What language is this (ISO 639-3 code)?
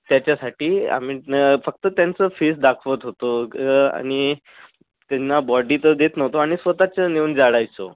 mar